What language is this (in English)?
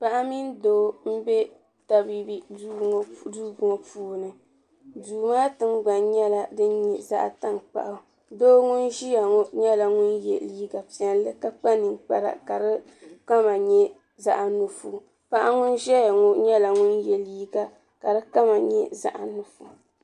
Dagbani